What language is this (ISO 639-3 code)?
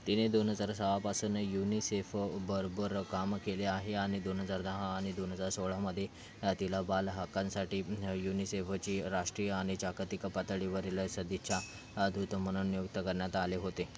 mar